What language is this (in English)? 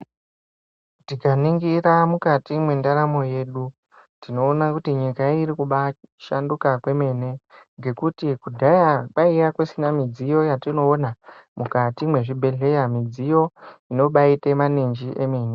Ndau